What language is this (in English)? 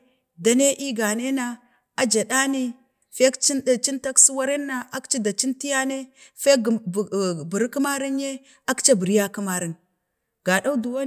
Bade